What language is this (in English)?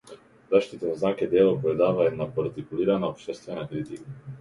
Macedonian